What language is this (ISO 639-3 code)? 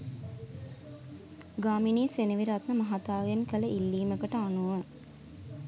sin